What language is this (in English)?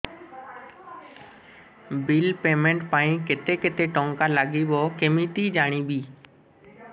Odia